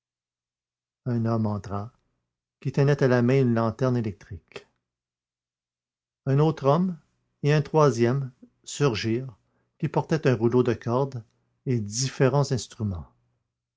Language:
French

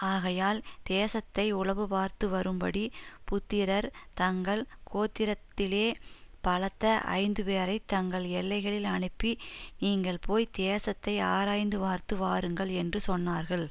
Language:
Tamil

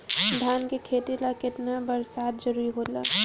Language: Bhojpuri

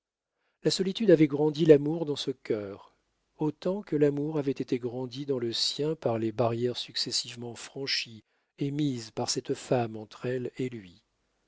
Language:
French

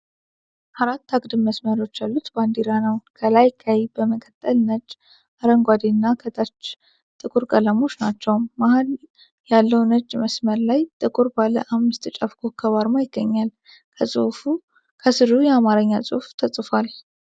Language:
Amharic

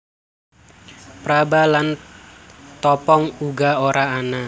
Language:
Javanese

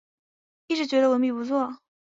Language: Chinese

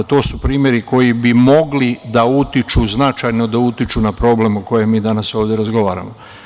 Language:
Serbian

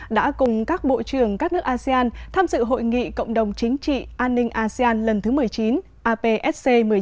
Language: Vietnamese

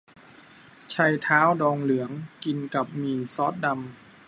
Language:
Thai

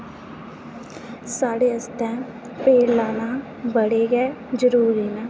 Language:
Dogri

